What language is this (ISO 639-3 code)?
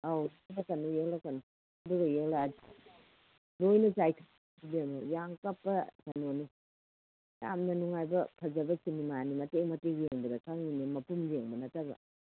mni